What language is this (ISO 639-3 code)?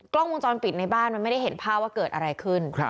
tha